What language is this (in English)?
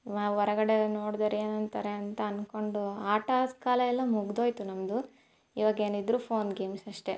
Kannada